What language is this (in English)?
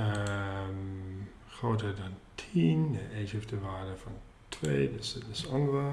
Dutch